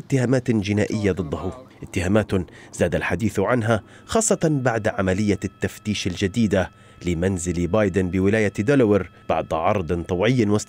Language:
Arabic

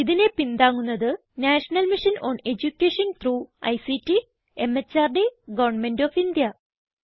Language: Malayalam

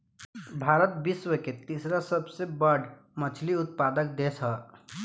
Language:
Bhojpuri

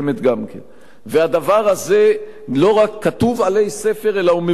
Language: Hebrew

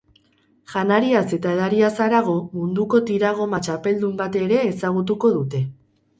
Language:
Basque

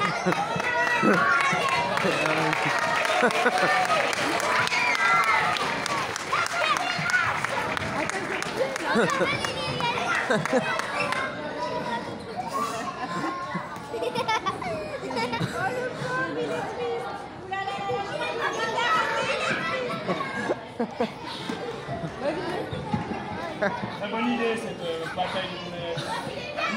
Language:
French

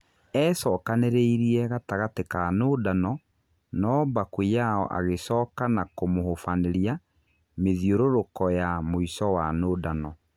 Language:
Kikuyu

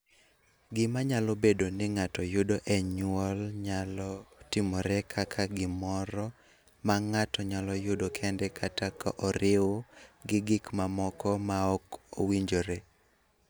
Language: Luo (Kenya and Tanzania)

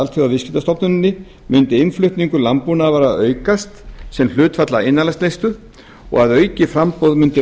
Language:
Icelandic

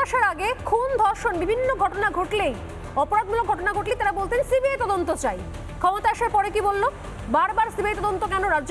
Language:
Romanian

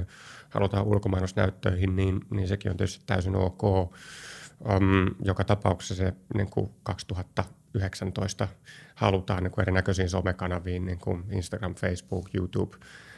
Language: Finnish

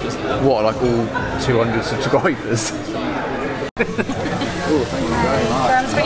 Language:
English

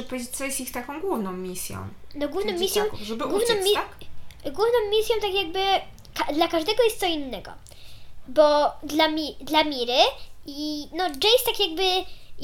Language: Polish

